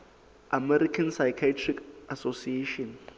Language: Southern Sotho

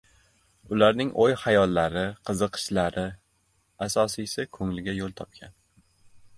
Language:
Uzbek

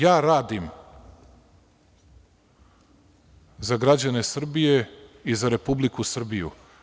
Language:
Serbian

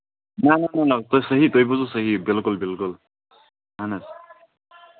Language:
Kashmiri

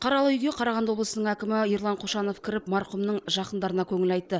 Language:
Kazakh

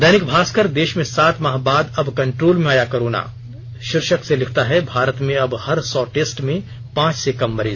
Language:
Hindi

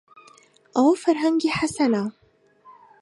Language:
Central Kurdish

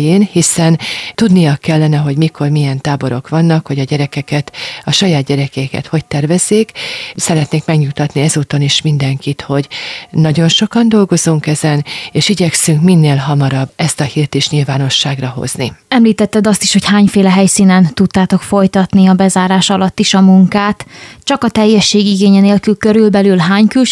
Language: Hungarian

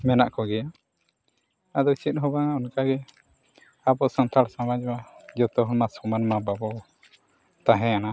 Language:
Santali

